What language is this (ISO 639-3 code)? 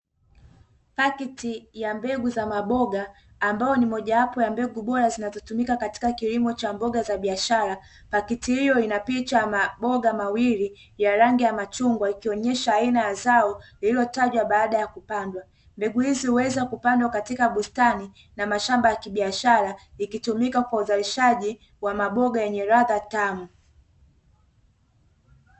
swa